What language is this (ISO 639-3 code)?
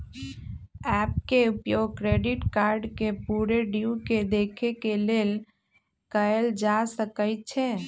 mag